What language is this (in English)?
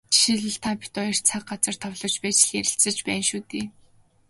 Mongolian